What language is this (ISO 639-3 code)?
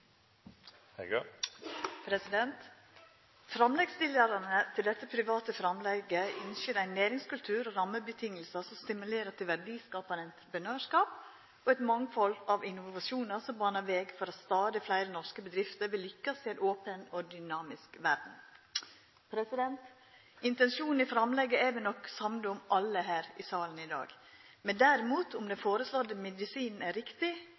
nno